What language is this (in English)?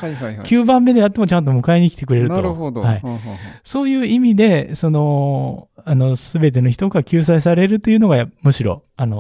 Japanese